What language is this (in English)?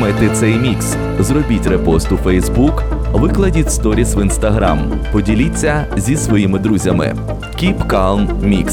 Ukrainian